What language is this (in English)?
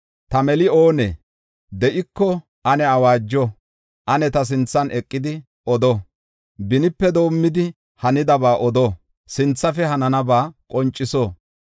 Gofa